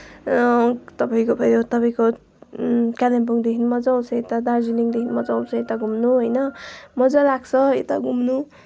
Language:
Nepali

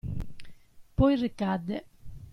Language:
Italian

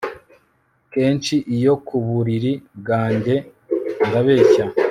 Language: Kinyarwanda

